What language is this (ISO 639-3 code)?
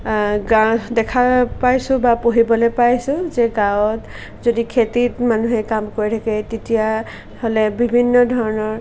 asm